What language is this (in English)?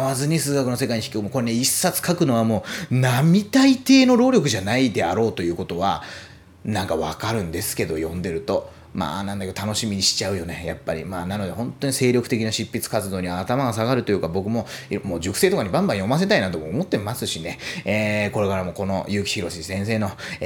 Japanese